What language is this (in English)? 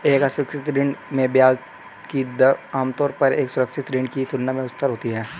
Hindi